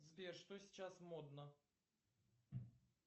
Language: Russian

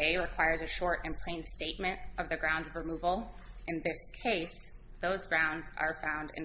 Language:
English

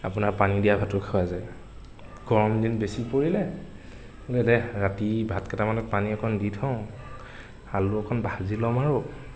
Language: Assamese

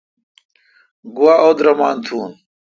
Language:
Kalkoti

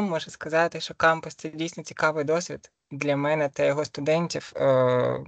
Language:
Ukrainian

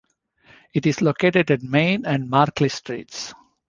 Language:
English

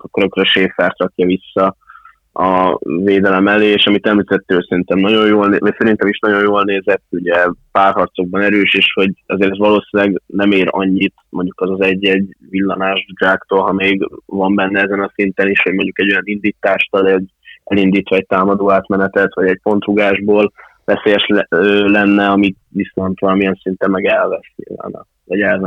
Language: Hungarian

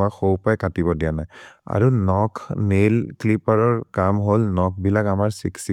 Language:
Maria (India)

